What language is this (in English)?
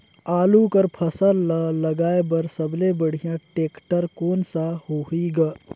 Chhattisgarhi